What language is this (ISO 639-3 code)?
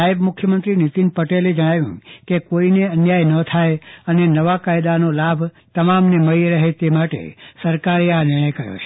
guj